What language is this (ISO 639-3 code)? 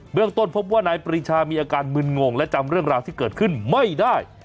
tha